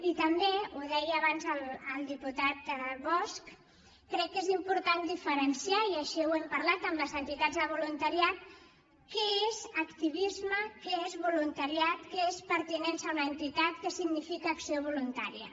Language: Catalan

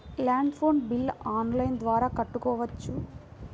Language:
Telugu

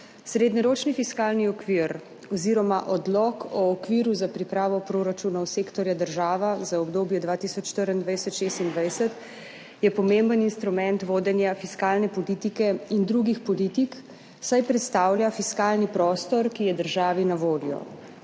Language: Slovenian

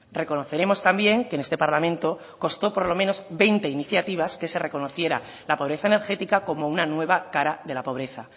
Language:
Spanish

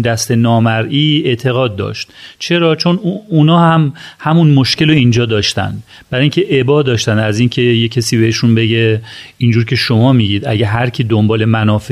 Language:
Persian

